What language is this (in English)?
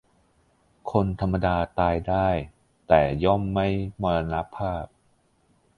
Thai